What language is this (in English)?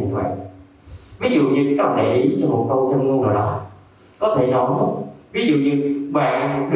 Vietnamese